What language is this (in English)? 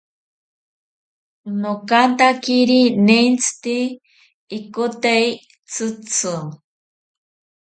South Ucayali Ashéninka